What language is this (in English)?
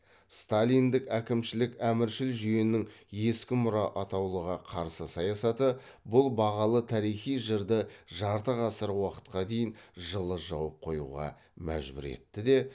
Kazakh